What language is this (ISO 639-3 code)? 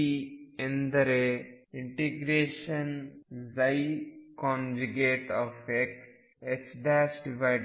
kan